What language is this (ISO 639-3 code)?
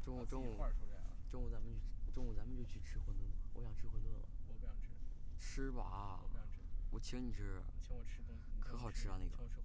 zho